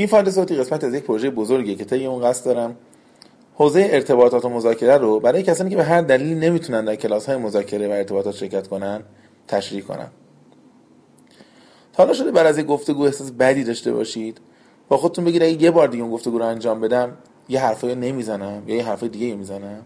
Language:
Persian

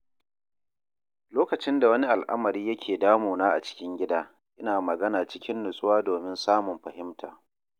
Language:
Hausa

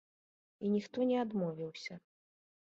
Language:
Belarusian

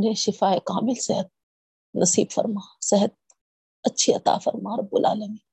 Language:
Urdu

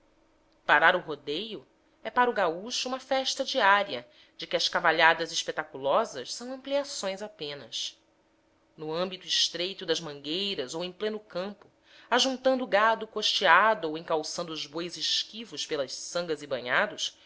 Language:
Portuguese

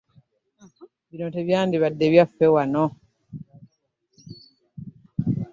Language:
Ganda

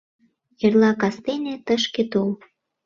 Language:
Mari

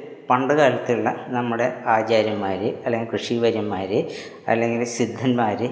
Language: Malayalam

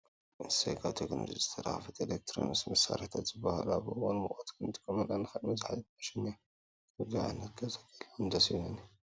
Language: Tigrinya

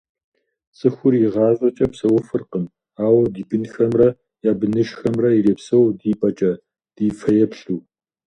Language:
Kabardian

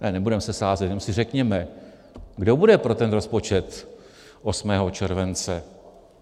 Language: Czech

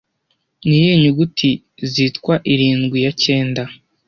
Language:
Kinyarwanda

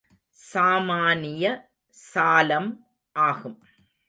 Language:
Tamil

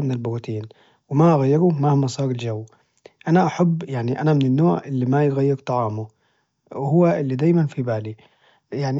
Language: Najdi Arabic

